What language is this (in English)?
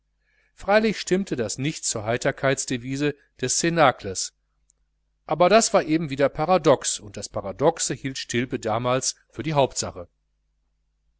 German